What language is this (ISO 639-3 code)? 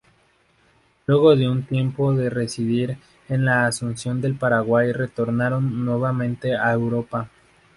spa